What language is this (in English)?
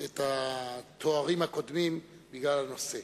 Hebrew